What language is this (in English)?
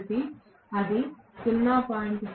Telugu